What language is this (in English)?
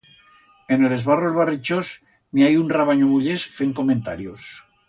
Aragonese